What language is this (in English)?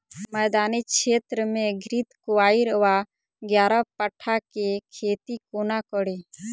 Maithili